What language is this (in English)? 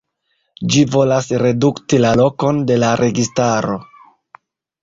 Esperanto